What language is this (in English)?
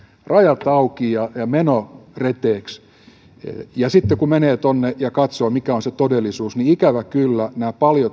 Finnish